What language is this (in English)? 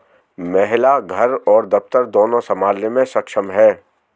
Hindi